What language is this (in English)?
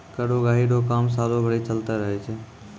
Maithili